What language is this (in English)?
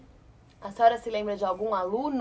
Portuguese